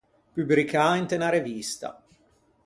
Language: Ligurian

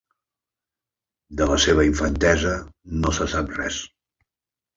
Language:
Catalan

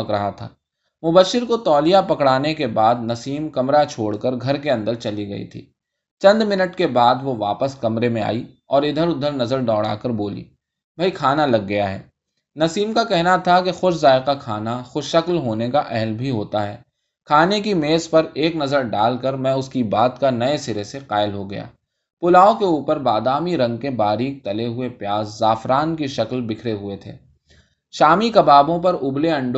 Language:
Urdu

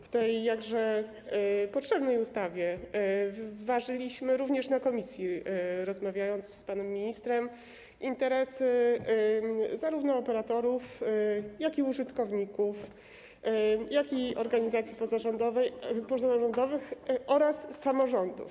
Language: Polish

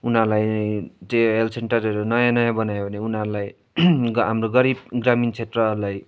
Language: Nepali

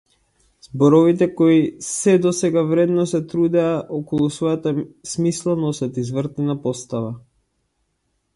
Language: Macedonian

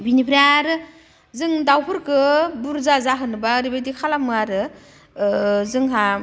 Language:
Bodo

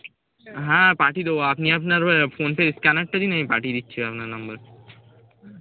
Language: Bangla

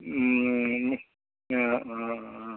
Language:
Assamese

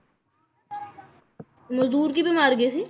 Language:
Punjabi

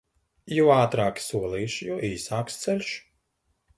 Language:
Latvian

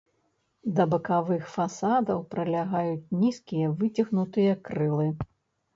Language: Belarusian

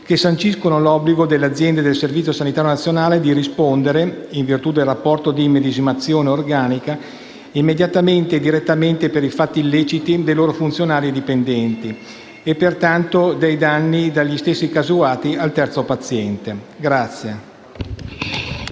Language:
Italian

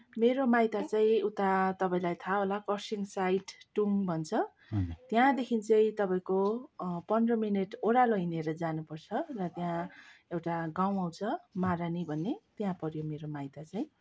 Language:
Nepali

